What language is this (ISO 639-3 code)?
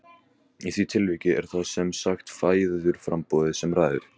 isl